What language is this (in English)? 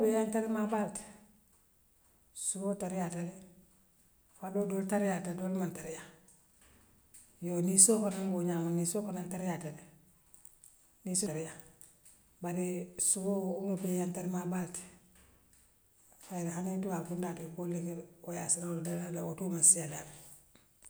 Western Maninkakan